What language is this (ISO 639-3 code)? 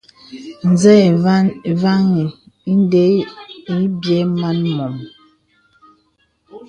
beb